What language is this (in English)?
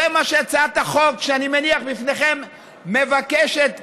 Hebrew